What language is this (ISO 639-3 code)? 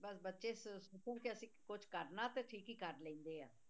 pan